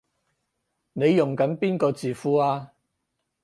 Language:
Cantonese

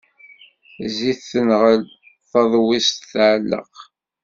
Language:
Kabyle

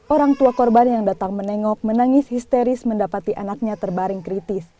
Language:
Indonesian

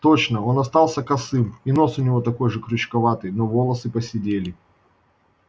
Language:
Russian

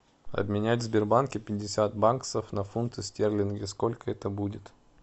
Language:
Russian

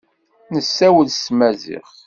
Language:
Kabyle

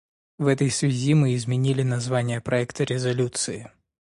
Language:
Russian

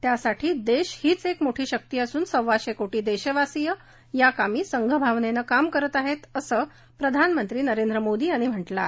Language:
Marathi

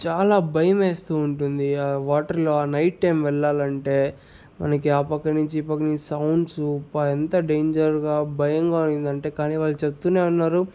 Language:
Telugu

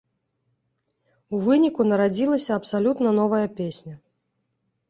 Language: Belarusian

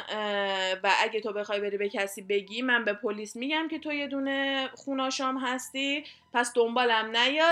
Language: Persian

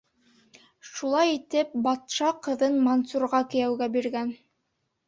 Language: Bashkir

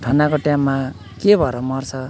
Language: Nepali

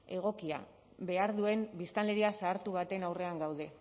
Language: Basque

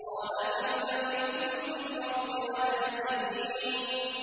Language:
Arabic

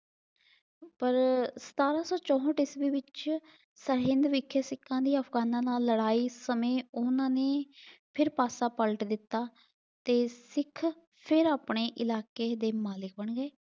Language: Punjabi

